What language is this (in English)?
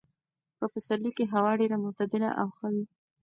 Pashto